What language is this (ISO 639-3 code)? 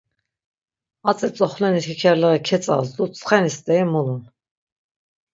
lzz